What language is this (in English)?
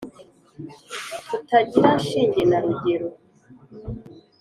Kinyarwanda